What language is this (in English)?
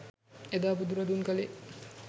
Sinhala